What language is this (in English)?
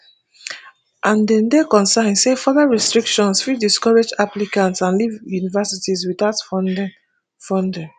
Nigerian Pidgin